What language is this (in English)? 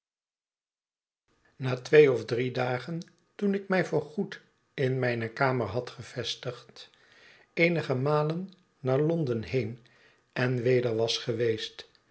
Dutch